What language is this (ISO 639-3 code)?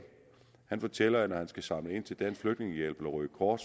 dan